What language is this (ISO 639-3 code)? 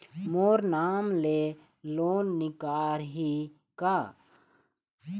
hne